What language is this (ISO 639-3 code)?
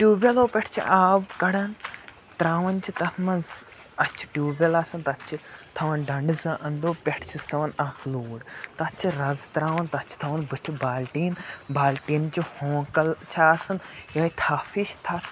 kas